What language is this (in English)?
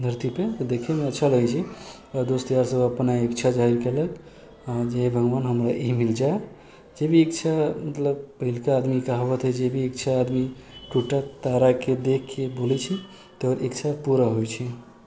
Maithili